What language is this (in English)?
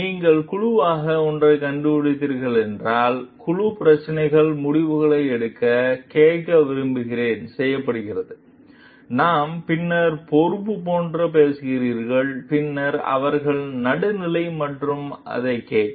Tamil